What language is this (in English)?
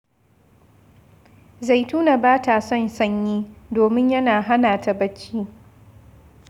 Hausa